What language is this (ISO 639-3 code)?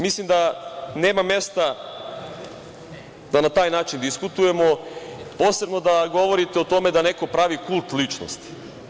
srp